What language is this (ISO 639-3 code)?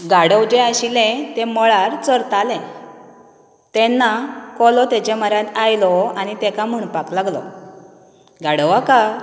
kok